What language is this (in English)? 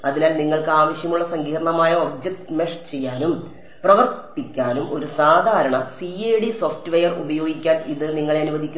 Malayalam